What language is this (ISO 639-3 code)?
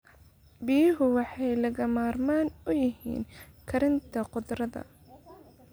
som